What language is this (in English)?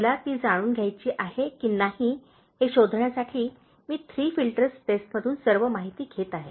Marathi